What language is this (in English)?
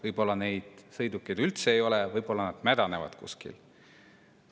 Estonian